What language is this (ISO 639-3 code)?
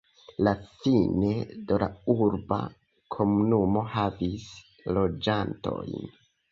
epo